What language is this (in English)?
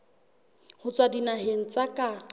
Southern Sotho